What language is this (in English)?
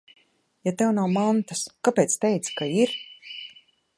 Latvian